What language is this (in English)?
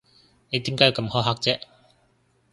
Cantonese